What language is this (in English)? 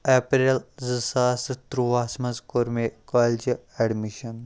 Kashmiri